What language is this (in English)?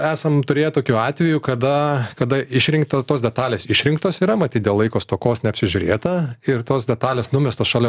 Lithuanian